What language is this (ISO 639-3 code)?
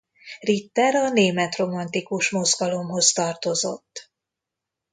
hun